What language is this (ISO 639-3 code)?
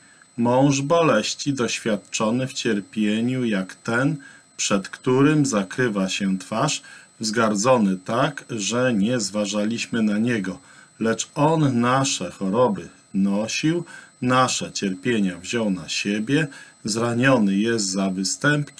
pol